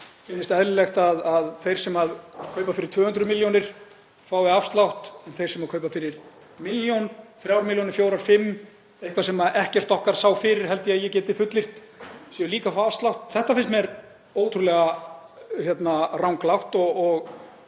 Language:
Icelandic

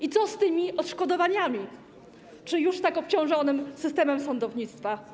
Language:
Polish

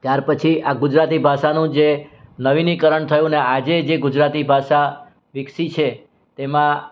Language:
Gujarati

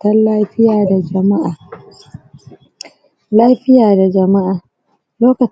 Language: Hausa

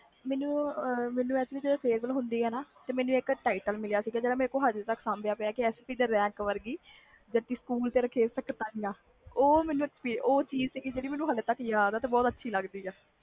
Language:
Punjabi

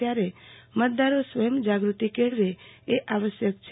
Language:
Gujarati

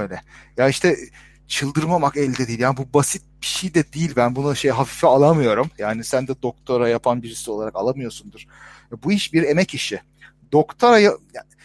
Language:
Turkish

